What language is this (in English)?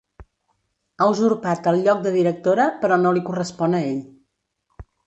Catalan